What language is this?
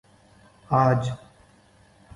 Urdu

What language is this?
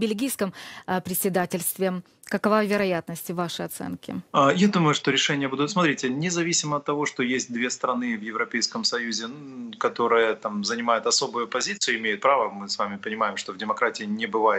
Russian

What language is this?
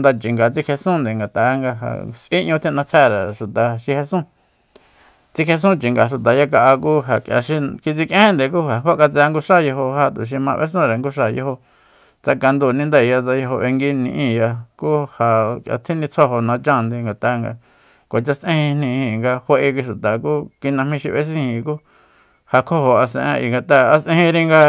Soyaltepec Mazatec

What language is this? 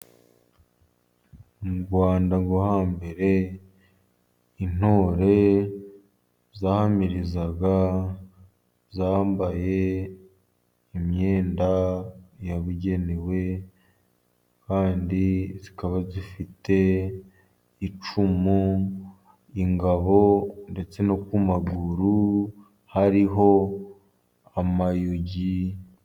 Kinyarwanda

